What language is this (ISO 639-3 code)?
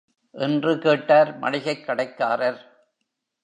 tam